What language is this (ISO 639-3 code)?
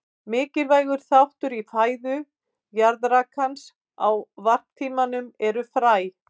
isl